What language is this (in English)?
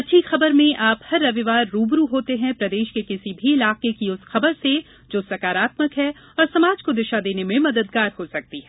Hindi